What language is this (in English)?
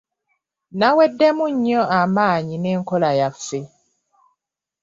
Ganda